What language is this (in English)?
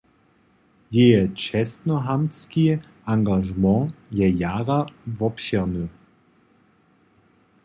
Upper Sorbian